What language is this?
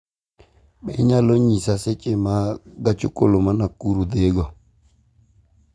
Luo (Kenya and Tanzania)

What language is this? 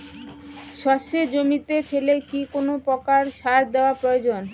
Bangla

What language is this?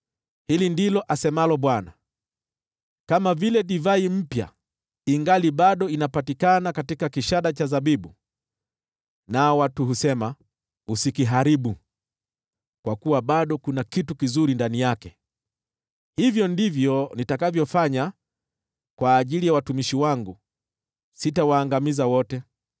Swahili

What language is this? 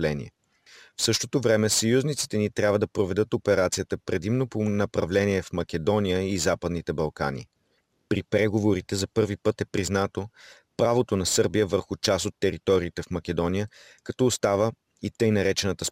Bulgarian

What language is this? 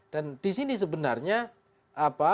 Indonesian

